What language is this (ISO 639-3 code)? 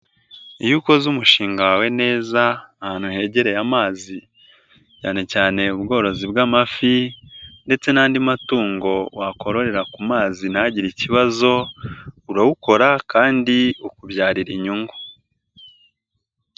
kin